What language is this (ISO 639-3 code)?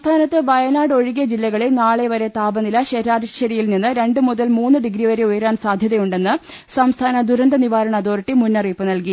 mal